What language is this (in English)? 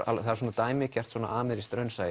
Icelandic